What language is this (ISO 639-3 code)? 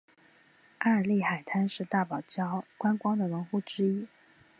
zho